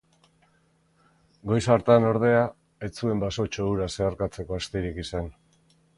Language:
Basque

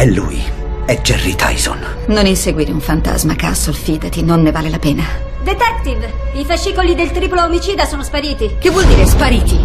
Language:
Italian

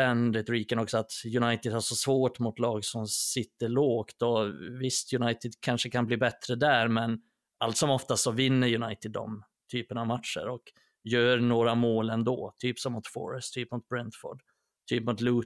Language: Swedish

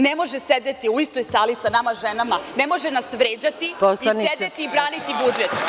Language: Serbian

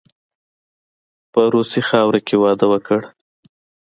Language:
Pashto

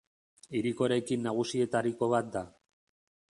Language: Basque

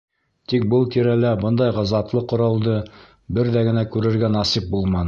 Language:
Bashkir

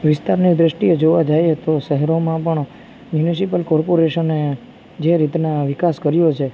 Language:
Gujarati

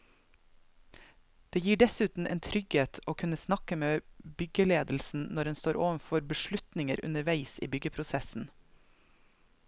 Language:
Norwegian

